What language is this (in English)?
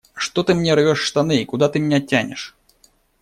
Russian